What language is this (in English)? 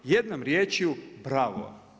Croatian